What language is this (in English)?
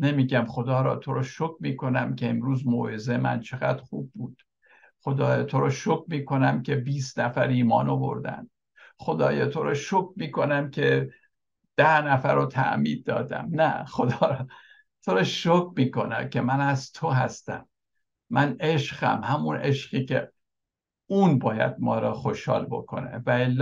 Persian